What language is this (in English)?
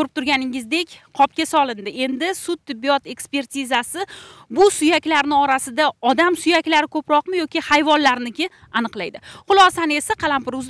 Turkish